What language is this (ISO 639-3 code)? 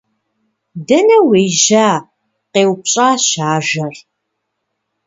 kbd